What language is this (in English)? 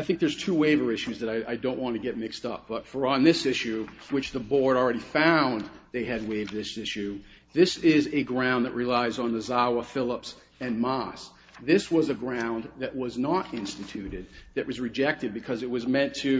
English